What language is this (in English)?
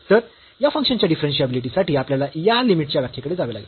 Marathi